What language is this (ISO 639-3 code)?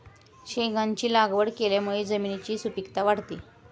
mar